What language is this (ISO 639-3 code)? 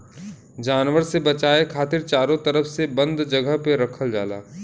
bho